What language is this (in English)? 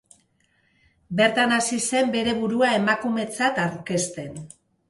Basque